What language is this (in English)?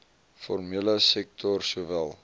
Afrikaans